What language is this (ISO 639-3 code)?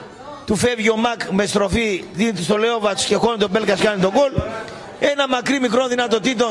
ell